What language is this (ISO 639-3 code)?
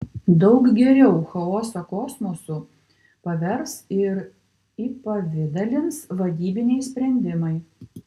lit